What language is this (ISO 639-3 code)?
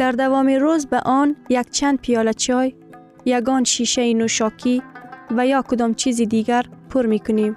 fas